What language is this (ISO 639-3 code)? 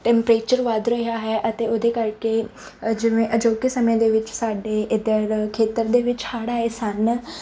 pan